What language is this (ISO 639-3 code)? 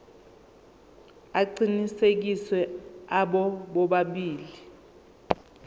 zul